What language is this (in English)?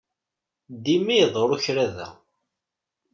Kabyle